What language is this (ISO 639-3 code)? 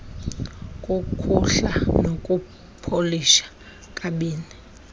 xho